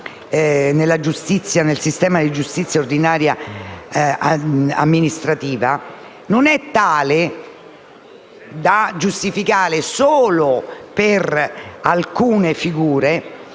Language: Italian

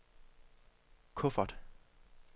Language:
Danish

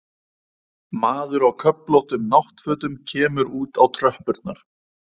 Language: Icelandic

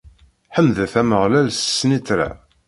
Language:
Kabyle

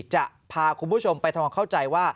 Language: Thai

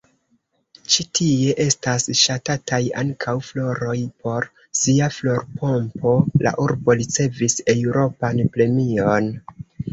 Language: Esperanto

